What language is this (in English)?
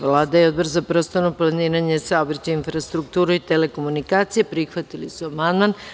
Serbian